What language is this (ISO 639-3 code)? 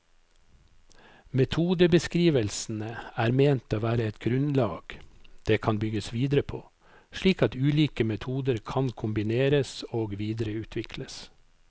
nor